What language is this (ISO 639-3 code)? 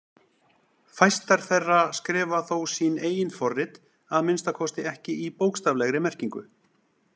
isl